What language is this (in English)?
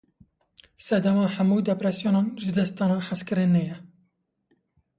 Kurdish